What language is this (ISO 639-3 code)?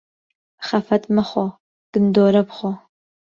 ckb